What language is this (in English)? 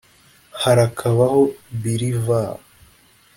Kinyarwanda